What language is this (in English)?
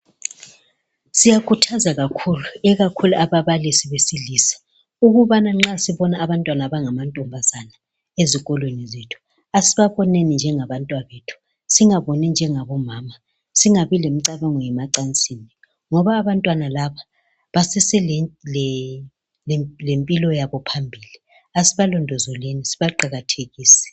North Ndebele